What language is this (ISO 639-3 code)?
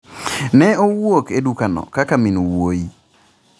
luo